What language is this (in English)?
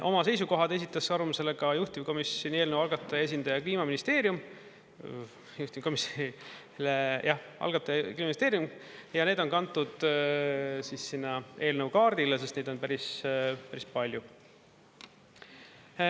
Estonian